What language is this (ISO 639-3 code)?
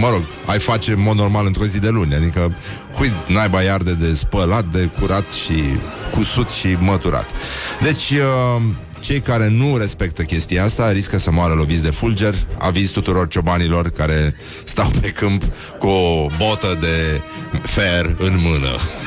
ron